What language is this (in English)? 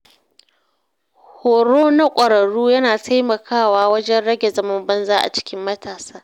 Hausa